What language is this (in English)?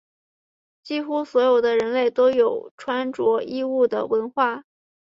Chinese